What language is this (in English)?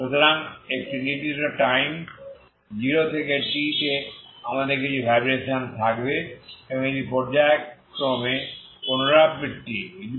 Bangla